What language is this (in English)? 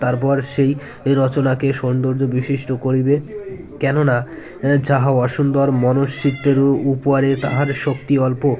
Bangla